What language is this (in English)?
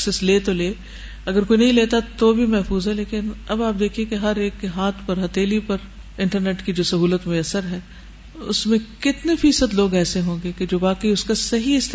Urdu